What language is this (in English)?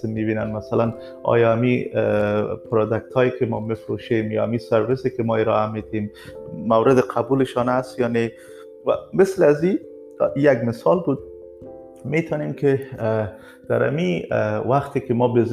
Persian